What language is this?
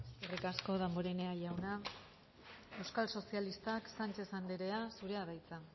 Basque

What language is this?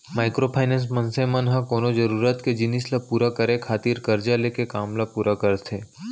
Chhattisgarhi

